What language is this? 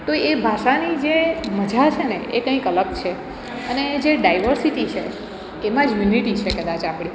Gujarati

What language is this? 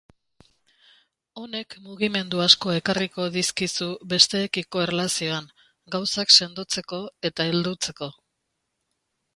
Basque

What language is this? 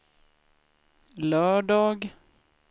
Swedish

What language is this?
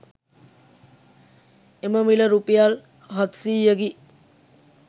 Sinhala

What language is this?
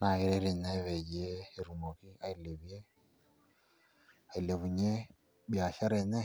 Masai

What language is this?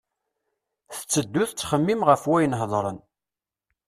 Kabyle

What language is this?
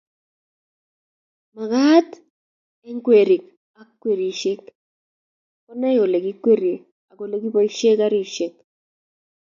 Kalenjin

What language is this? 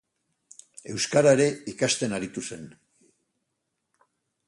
Basque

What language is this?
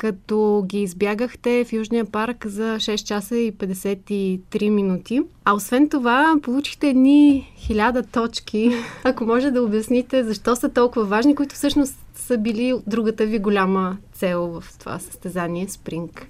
Bulgarian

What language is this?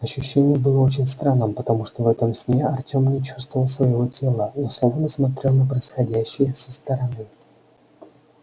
Russian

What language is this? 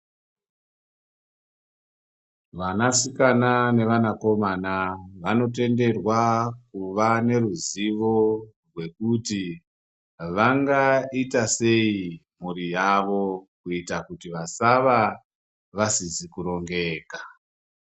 Ndau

